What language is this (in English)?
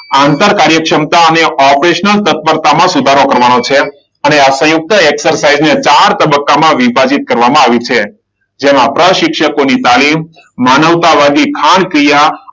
Gujarati